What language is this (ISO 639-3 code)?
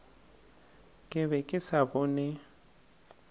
nso